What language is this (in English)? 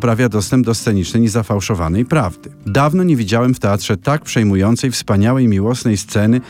Polish